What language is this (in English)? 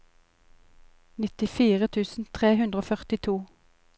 Norwegian